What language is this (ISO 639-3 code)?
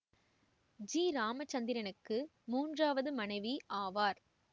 tam